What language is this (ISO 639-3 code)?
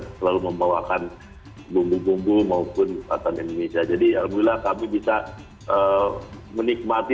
ind